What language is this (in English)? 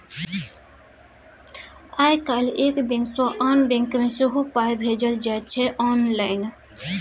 Maithili